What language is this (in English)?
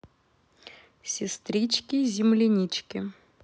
Russian